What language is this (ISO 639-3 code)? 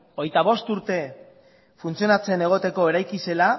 eus